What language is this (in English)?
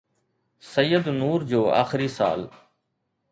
Sindhi